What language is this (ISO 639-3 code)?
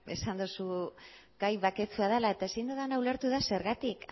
eus